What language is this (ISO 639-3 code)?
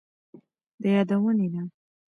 pus